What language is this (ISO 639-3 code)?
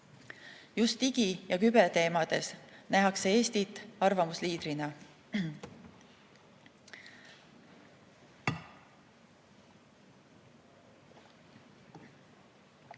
est